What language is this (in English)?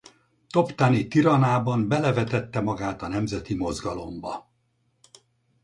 Hungarian